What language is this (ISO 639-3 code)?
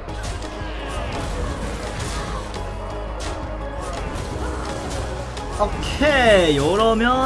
kor